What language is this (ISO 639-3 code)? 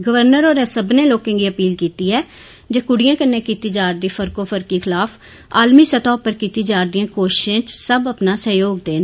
doi